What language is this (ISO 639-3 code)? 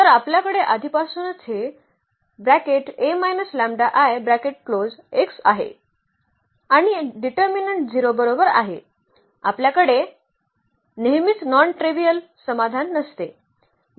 mar